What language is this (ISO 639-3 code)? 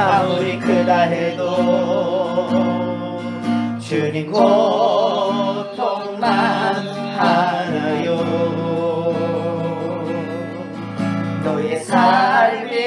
kor